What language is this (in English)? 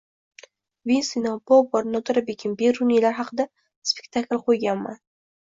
Uzbek